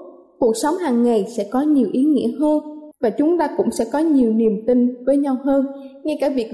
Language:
Vietnamese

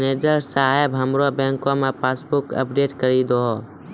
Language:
Maithili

